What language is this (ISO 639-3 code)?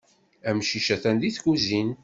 kab